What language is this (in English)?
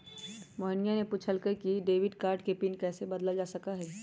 Magahi